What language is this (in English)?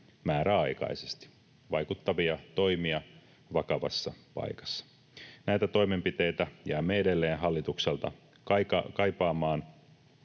Finnish